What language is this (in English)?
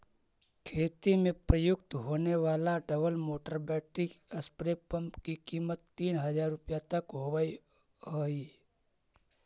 Magahi